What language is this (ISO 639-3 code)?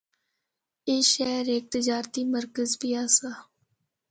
hno